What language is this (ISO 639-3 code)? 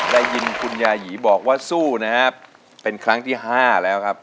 tha